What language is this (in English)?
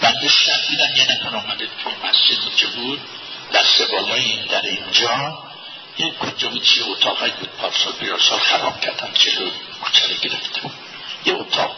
Persian